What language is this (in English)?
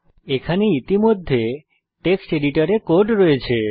Bangla